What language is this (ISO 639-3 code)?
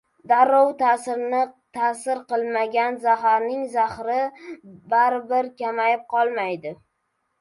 uzb